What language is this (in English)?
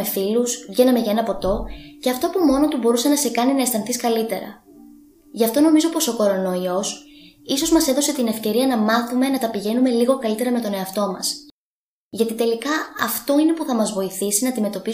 Greek